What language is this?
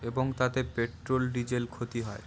Bangla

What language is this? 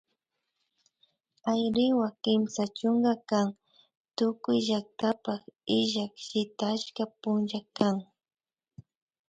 Imbabura Highland Quichua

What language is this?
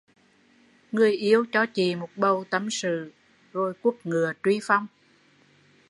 Vietnamese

